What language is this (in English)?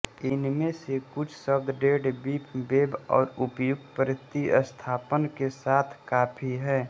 Hindi